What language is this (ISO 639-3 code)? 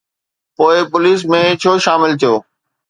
snd